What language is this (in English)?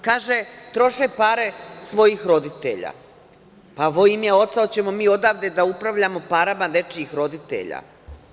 Serbian